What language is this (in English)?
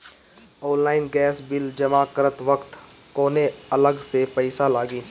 Bhojpuri